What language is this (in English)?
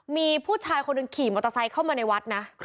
Thai